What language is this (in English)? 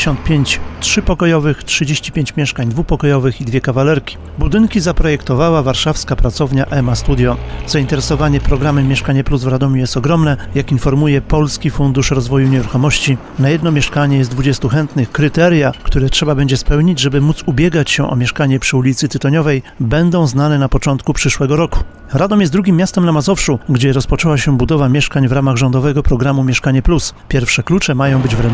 Polish